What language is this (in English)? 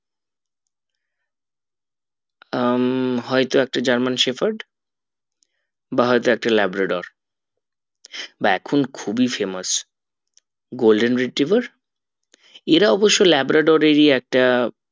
Bangla